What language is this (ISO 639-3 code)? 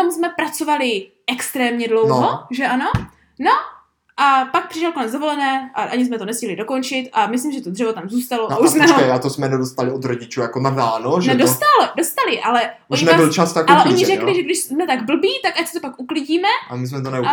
ces